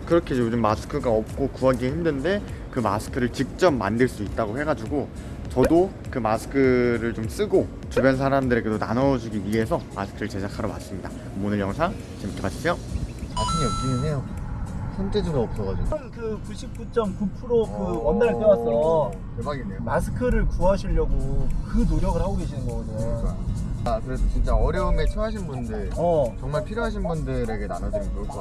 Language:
Korean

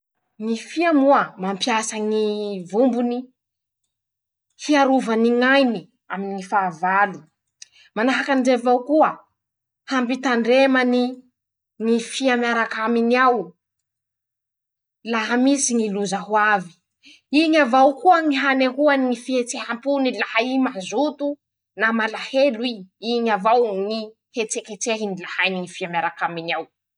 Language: Masikoro Malagasy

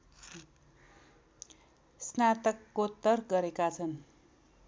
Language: Nepali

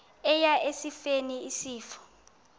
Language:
Xhosa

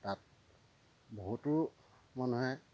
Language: Assamese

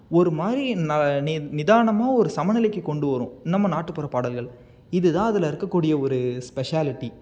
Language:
Tamil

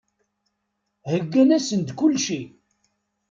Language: Kabyle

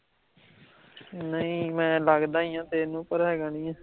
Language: Punjabi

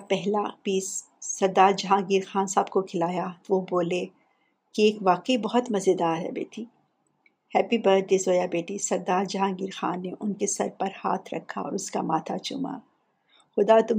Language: Urdu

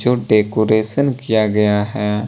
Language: Hindi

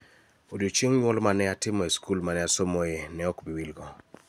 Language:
Luo (Kenya and Tanzania)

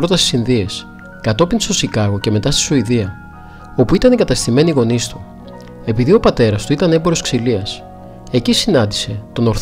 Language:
Greek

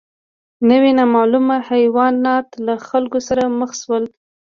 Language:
Pashto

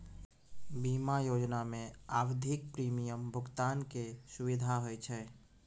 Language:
Maithili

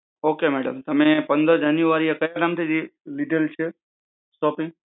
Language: Gujarati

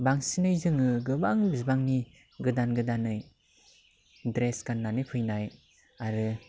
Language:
Bodo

